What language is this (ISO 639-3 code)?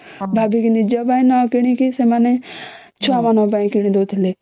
ori